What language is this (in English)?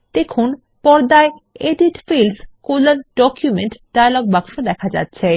Bangla